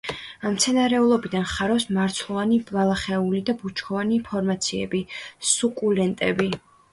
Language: Georgian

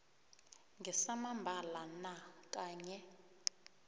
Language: South Ndebele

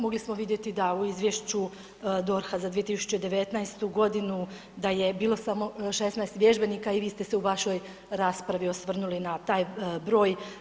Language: Croatian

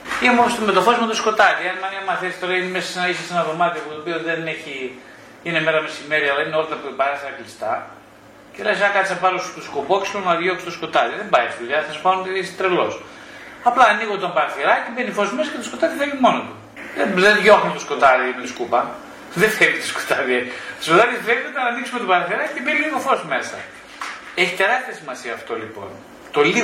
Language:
Greek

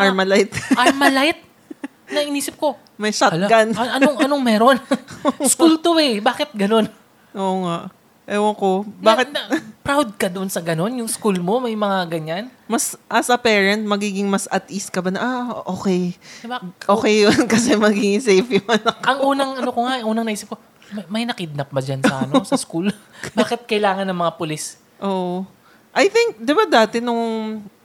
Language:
Filipino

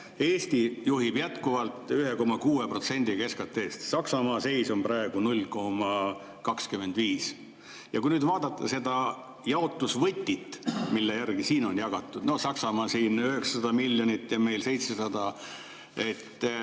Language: Estonian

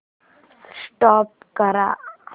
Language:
Marathi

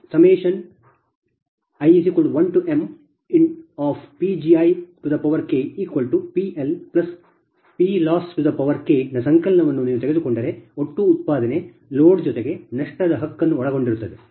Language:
Kannada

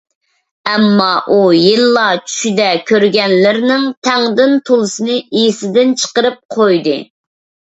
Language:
Uyghur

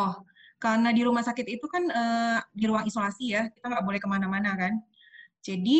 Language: Indonesian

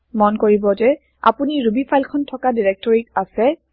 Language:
Assamese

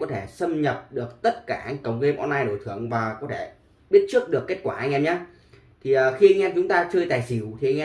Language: Vietnamese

